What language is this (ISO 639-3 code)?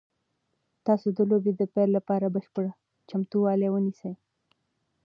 pus